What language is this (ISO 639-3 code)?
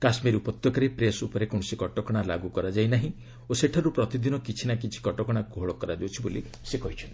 ori